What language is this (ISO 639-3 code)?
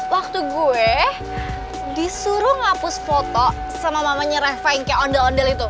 ind